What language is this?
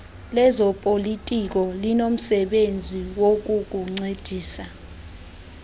Xhosa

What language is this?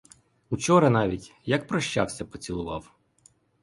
Ukrainian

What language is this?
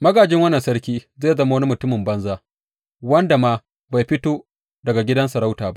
Hausa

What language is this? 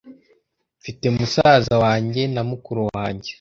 Kinyarwanda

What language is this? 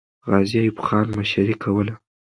Pashto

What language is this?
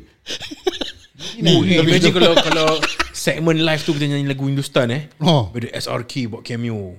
Malay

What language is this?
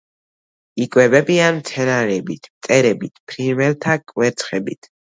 Georgian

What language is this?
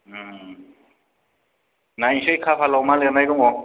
Bodo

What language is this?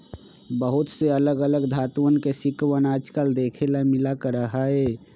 Magahi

